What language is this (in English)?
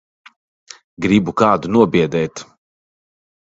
Latvian